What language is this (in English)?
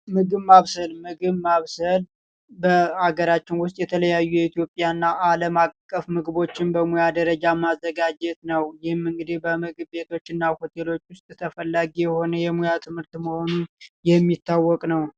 Amharic